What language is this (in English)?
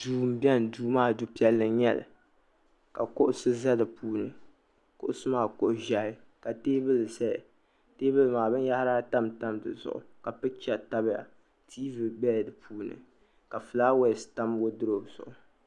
Dagbani